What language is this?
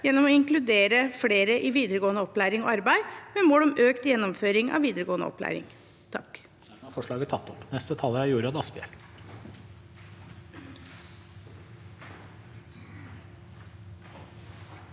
Norwegian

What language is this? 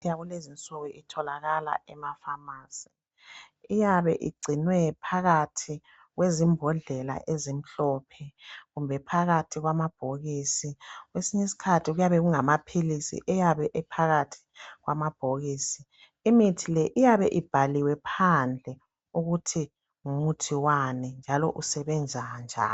North Ndebele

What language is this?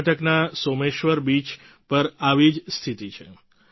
Gujarati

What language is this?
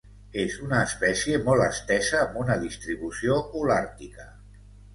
Catalan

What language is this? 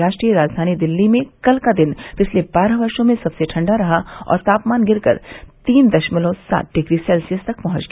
Hindi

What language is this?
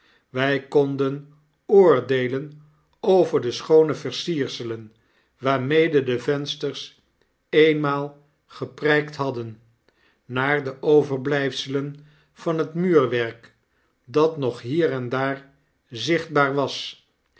Dutch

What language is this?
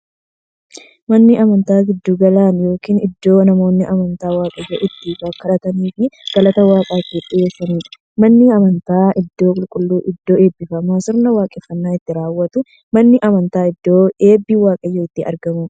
Oromo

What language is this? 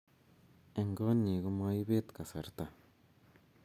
Kalenjin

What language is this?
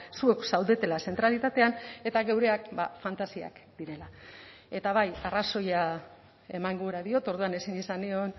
Basque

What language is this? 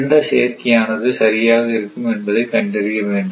Tamil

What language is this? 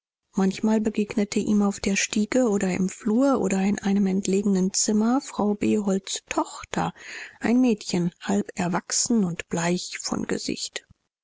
German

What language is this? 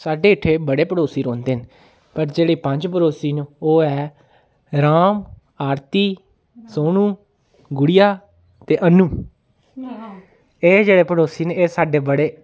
Dogri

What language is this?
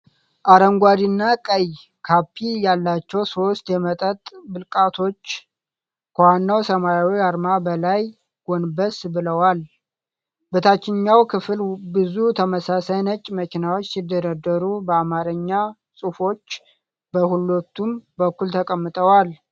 Amharic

